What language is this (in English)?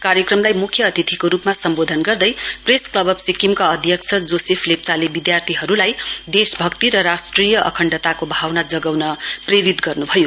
Nepali